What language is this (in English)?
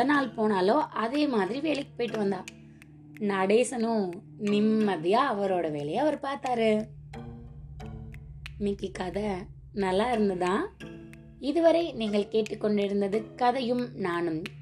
Tamil